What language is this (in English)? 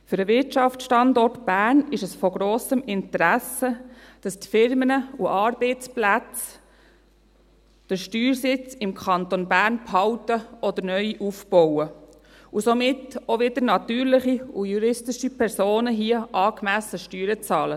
Swiss German